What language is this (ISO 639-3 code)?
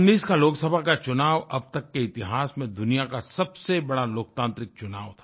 hin